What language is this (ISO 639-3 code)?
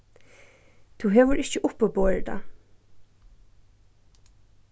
fao